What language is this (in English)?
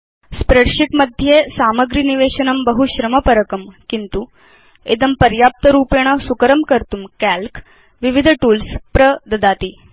Sanskrit